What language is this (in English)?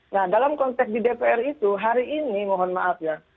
Indonesian